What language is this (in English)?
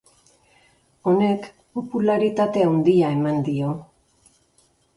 Basque